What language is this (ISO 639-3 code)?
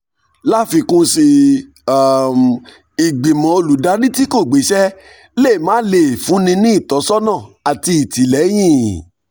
yor